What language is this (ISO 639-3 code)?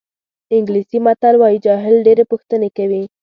pus